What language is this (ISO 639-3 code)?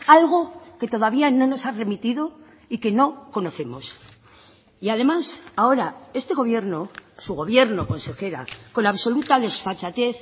spa